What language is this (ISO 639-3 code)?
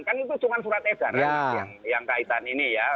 ind